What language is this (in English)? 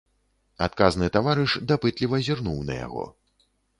Belarusian